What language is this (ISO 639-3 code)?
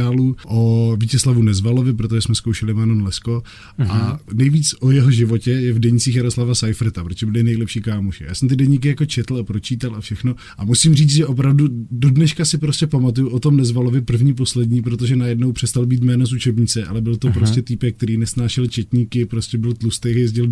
ces